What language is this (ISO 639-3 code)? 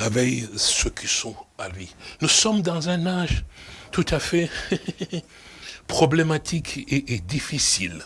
fra